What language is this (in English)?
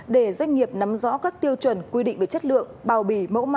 Vietnamese